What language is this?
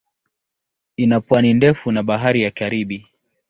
Swahili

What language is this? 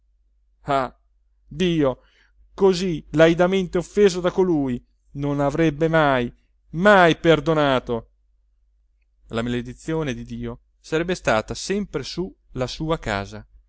Italian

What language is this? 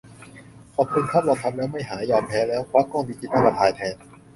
Thai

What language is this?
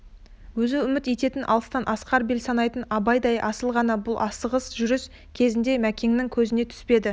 Kazakh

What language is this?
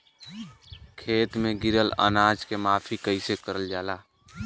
Bhojpuri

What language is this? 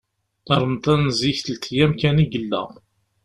Kabyle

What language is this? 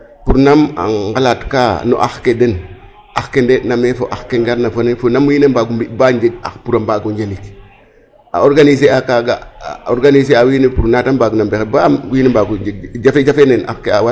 Serer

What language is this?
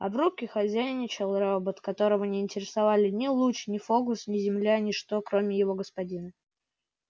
Russian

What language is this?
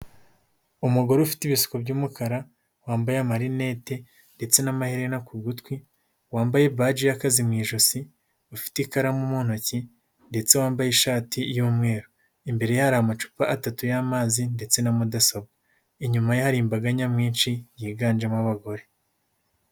Kinyarwanda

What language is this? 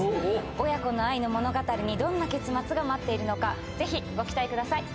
Japanese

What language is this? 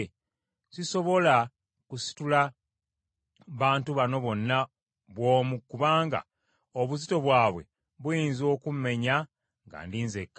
Ganda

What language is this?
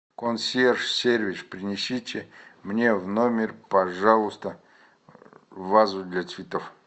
Russian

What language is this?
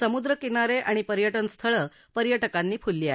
Marathi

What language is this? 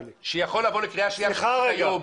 Hebrew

